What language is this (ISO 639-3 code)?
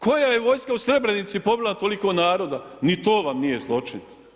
hrv